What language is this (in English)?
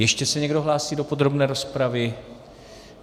Czech